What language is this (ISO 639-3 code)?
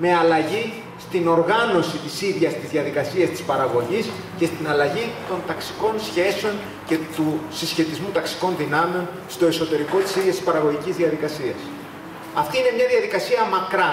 ell